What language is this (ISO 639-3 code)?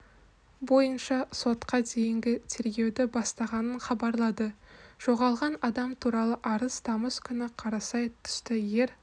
kaz